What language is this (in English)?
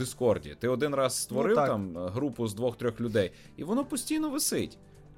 Ukrainian